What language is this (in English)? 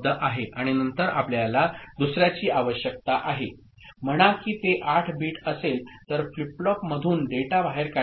Marathi